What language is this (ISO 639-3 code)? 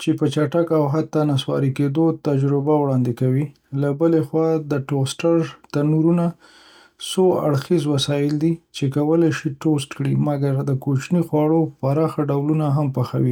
pus